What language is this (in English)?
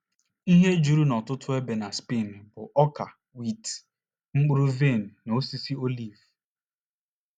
Igbo